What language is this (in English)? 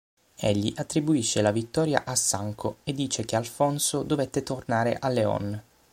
Italian